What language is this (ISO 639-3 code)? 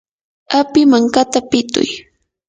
qur